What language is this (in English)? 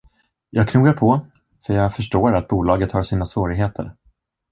Swedish